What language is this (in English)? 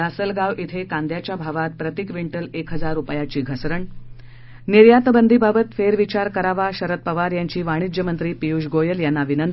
Marathi